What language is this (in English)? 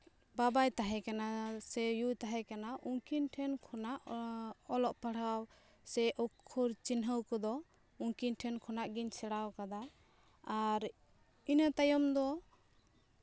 Santali